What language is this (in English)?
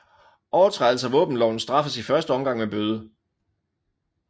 Danish